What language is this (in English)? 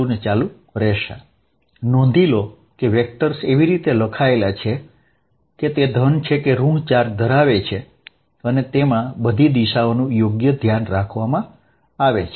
Gujarati